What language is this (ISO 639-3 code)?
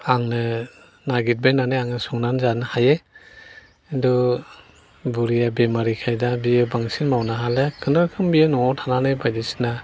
brx